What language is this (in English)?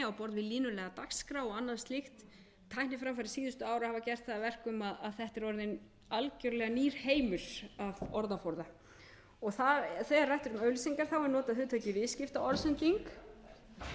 Icelandic